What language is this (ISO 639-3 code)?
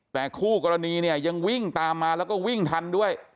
tha